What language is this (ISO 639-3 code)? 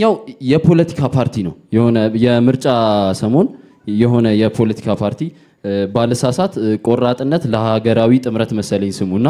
ara